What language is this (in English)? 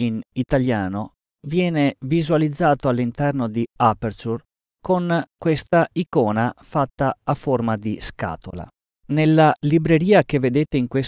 Italian